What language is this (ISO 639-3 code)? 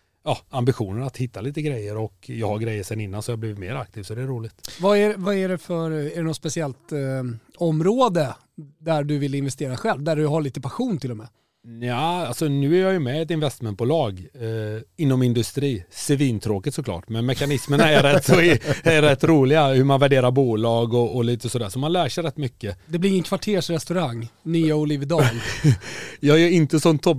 swe